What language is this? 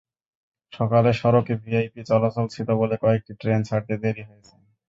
Bangla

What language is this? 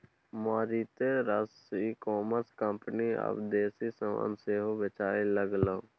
Maithili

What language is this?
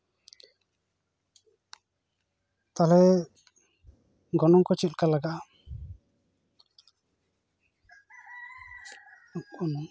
Santali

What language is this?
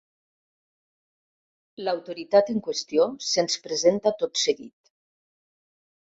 Catalan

